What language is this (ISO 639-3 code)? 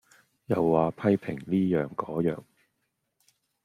yue